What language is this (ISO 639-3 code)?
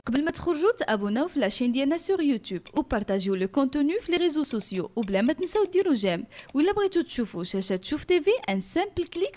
ara